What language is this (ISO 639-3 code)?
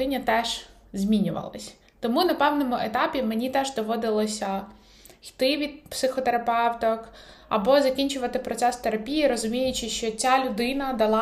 ukr